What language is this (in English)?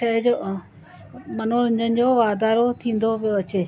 Sindhi